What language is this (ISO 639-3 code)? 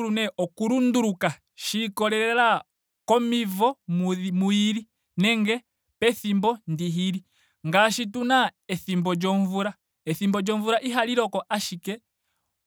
ndo